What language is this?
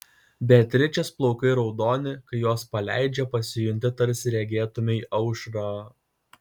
Lithuanian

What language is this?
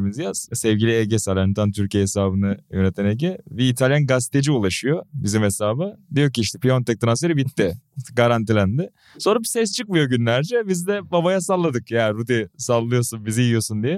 Turkish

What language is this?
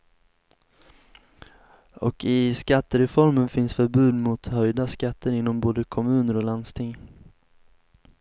Swedish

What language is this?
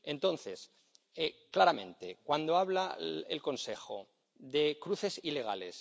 Spanish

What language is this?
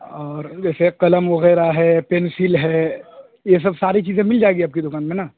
Urdu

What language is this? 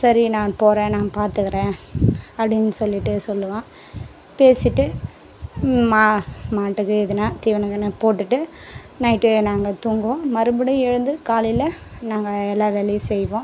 Tamil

